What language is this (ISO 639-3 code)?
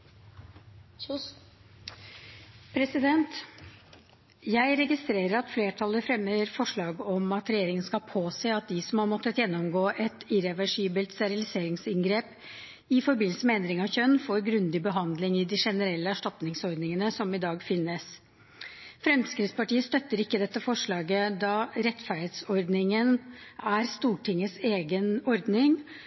nob